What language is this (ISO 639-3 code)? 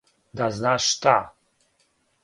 srp